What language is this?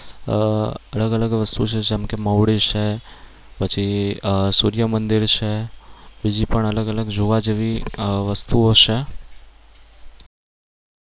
Gujarati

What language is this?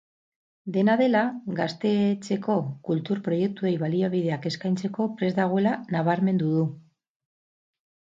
Basque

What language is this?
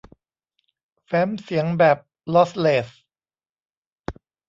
Thai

